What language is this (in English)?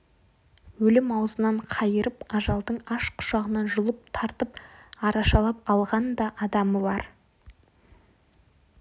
Kazakh